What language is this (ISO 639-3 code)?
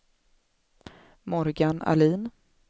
swe